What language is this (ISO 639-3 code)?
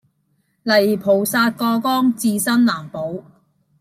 yue